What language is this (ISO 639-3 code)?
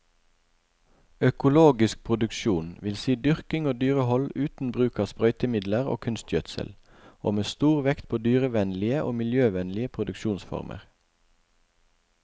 nor